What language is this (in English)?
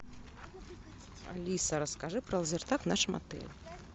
Russian